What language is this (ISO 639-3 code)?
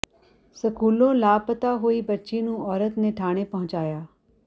pan